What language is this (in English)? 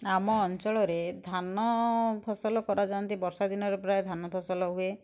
Odia